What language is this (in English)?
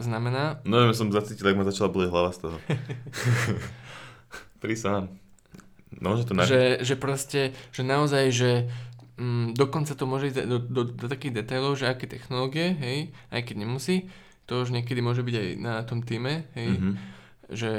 Slovak